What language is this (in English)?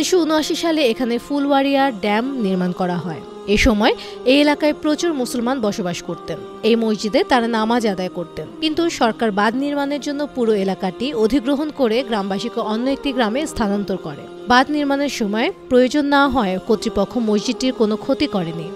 Turkish